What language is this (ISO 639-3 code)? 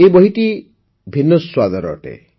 ori